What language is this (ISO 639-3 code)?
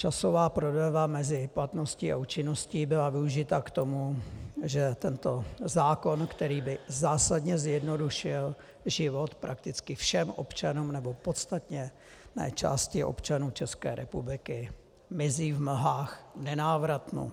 ces